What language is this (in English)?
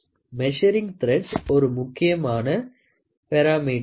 Tamil